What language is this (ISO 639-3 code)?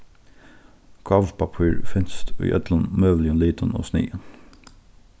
fao